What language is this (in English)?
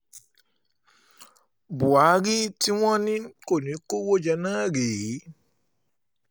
Yoruba